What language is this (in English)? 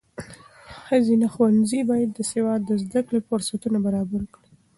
Pashto